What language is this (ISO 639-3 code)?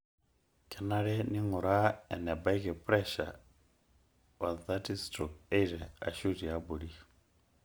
mas